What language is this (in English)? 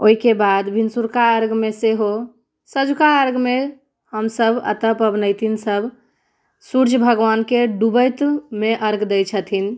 Maithili